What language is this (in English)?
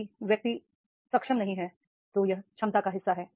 Hindi